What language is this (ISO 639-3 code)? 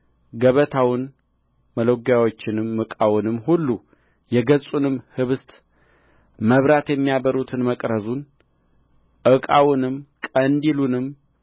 amh